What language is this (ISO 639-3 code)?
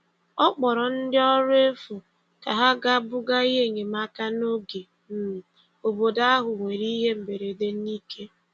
ibo